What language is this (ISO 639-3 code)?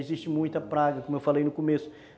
por